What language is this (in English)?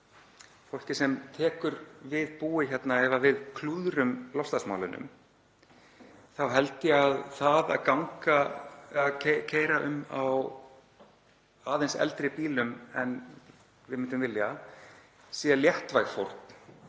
Icelandic